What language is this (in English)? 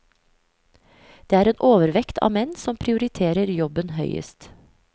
Norwegian